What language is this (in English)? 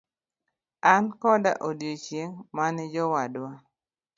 Luo (Kenya and Tanzania)